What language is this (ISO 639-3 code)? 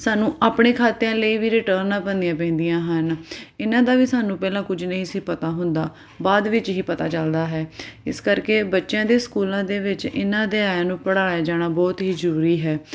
pan